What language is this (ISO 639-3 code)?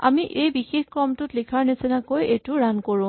asm